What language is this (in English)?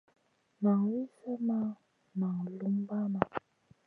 Masana